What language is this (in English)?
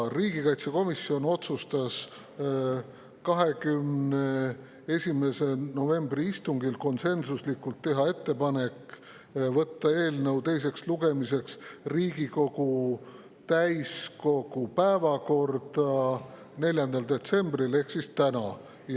Estonian